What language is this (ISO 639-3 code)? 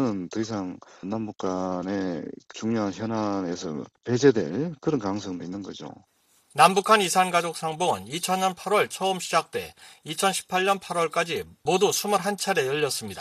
kor